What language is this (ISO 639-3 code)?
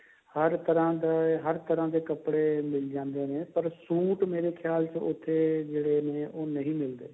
pan